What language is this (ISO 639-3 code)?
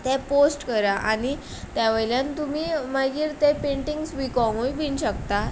kok